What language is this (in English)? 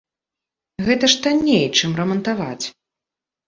Belarusian